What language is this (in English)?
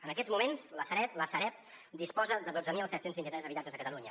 Catalan